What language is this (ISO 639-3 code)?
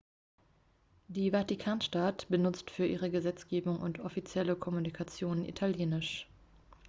deu